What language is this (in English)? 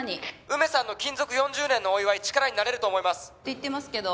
Japanese